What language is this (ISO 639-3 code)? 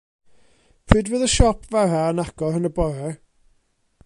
cym